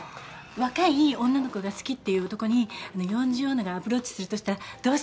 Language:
Japanese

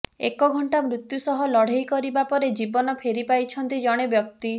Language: Odia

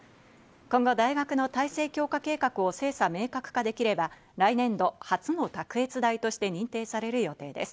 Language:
Japanese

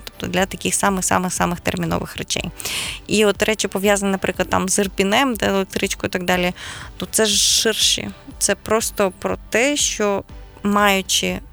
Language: Ukrainian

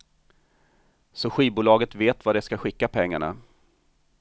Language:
Swedish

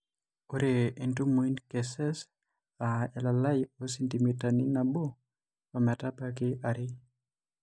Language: Masai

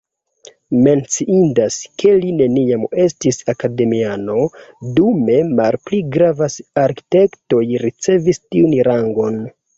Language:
Esperanto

